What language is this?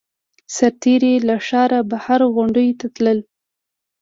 Pashto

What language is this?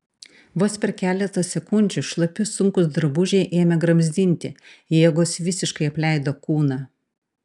Lithuanian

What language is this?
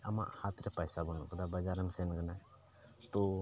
Santali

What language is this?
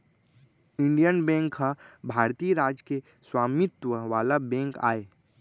Chhattisgarhi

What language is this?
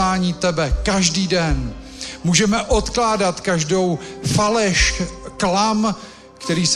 Czech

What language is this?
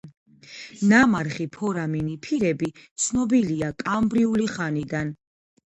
Georgian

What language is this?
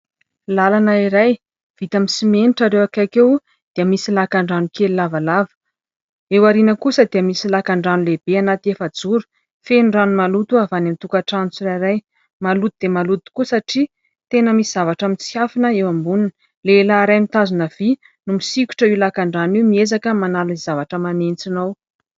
Malagasy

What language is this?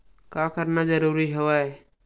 Chhattisgarhi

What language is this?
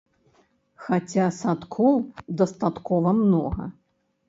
Belarusian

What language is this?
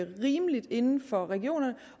Danish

